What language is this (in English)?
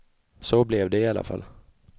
Swedish